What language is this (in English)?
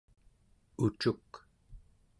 Central Yupik